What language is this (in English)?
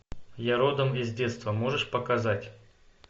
Russian